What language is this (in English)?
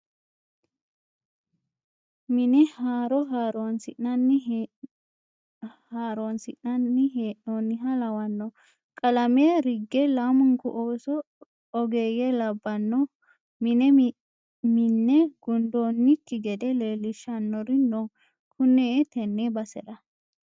Sidamo